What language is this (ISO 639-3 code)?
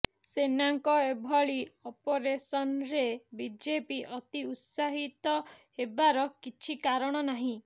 ori